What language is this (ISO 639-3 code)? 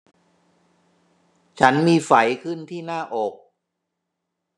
tha